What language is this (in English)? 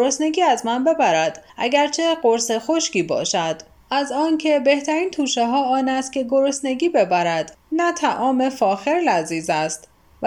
Persian